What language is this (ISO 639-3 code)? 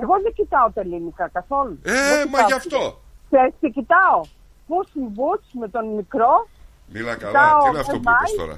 ell